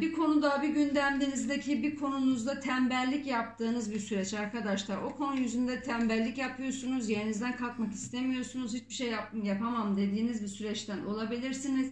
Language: Turkish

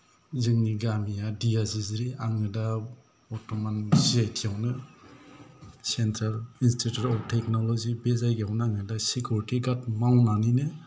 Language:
Bodo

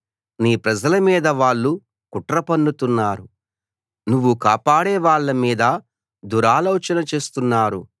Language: Telugu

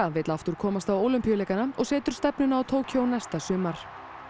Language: Icelandic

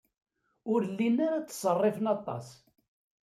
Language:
Kabyle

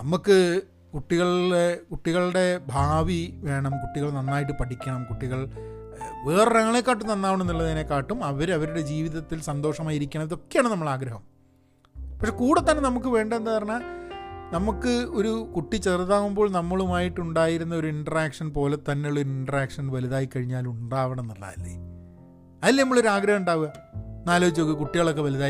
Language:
Malayalam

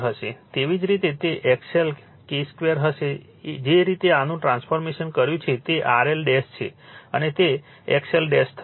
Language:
Gujarati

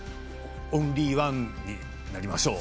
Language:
Japanese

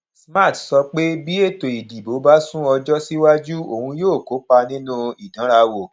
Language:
Yoruba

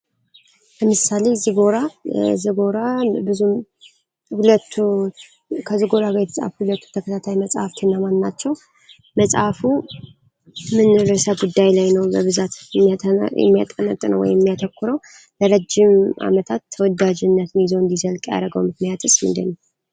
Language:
Amharic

